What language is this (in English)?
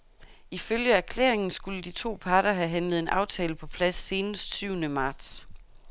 Danish